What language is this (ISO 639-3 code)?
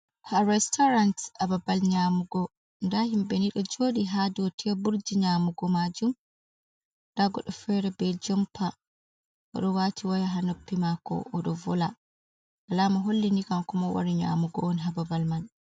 ful